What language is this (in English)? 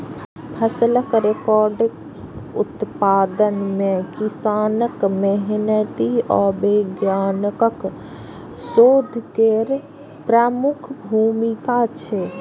Maithili